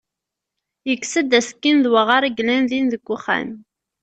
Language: Kabyle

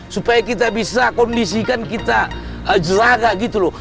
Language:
Indonesian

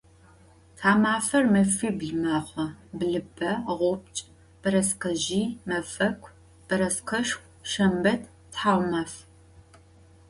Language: Adyghe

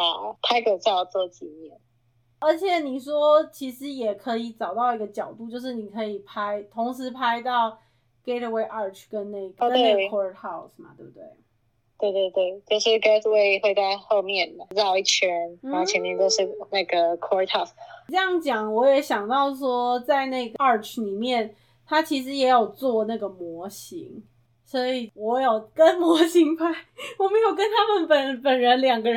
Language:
Chinese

